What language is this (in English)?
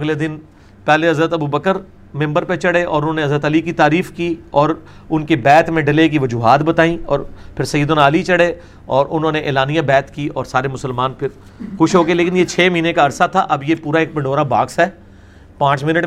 Urdu